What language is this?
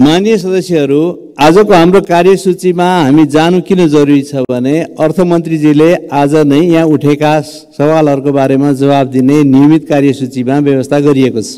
Romanian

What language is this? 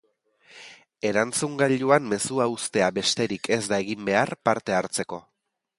Basque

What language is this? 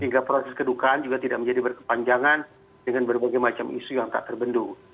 Indonesian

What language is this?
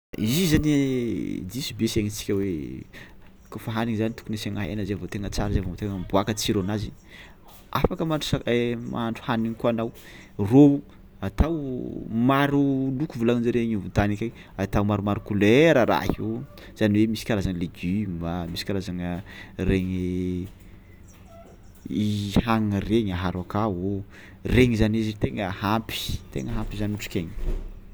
Tsimihety Malagasy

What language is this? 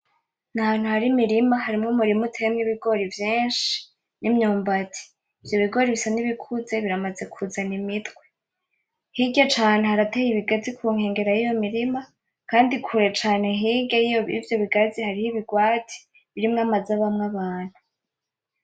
Rundi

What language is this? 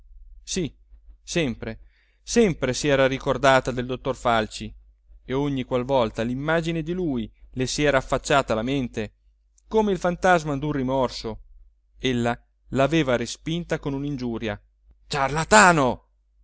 Italian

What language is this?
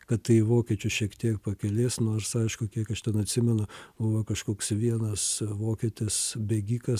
Lithuanian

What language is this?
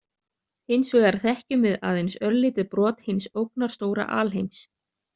Icelandic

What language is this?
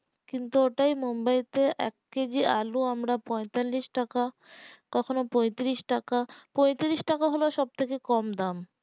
Bangla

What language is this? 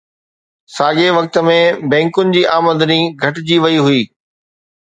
Sindhi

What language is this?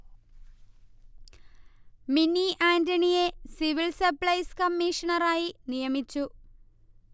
Malayalam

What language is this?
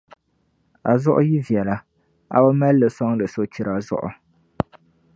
Dagbani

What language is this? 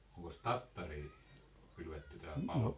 Finnish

